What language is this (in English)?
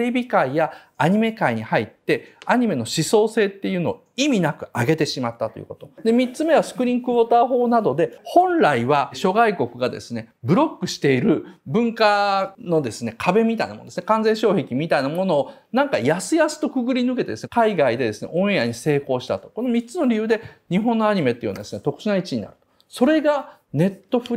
Japanese